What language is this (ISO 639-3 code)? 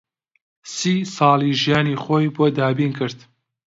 ckb